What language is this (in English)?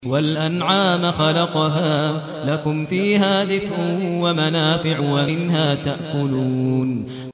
Arabic